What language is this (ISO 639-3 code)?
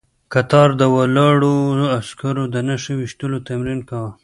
pus